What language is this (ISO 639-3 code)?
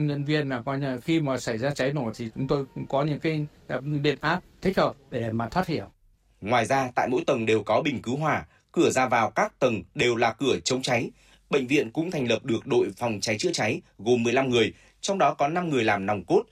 vie